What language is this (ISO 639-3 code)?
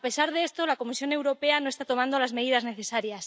spa